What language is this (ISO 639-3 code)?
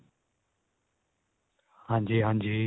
pan